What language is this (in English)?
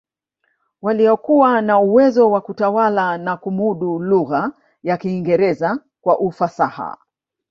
Swahili